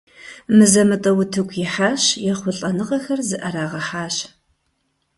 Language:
Kabardian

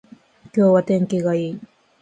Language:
Japanese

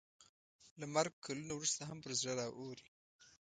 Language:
Pashto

